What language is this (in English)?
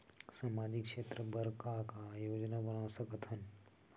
Chhattisgarhi